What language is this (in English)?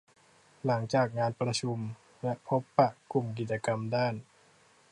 Thai